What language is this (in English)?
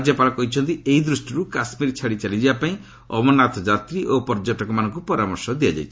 Odia